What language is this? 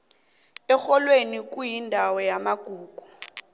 South Ndebele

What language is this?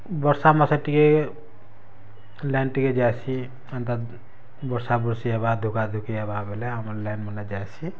Odia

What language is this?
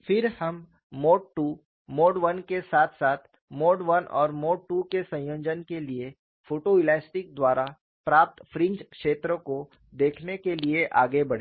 Hindi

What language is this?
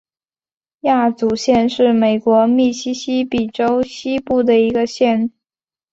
Chinese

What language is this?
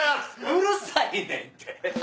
Japanese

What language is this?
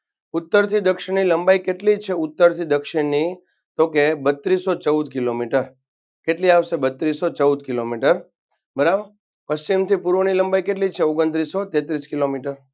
Gujarati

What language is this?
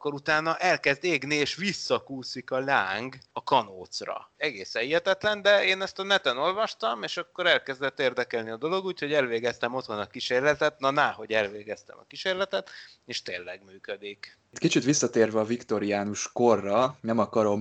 Hungarian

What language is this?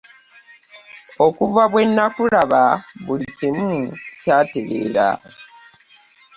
Ganda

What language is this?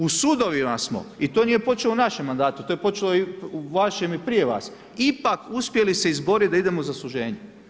Croatian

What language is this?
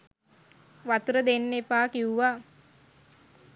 Sinhala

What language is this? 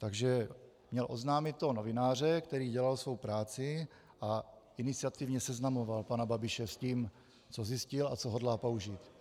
Czech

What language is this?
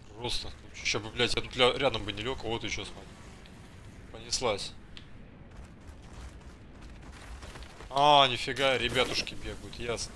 Russian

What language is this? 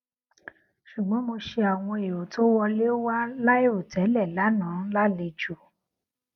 Yoruba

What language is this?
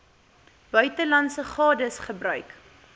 Afrikaans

